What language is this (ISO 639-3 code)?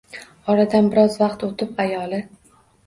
uzb